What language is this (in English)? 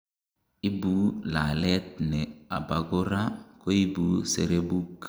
Kalenjin